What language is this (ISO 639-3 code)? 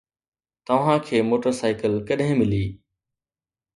snd